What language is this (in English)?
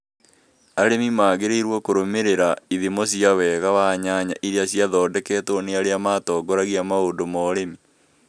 Kikuyu